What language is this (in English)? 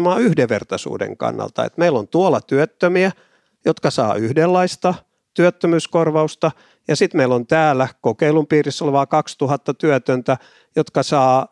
Finnish